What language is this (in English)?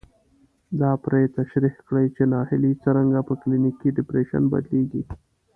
Pashto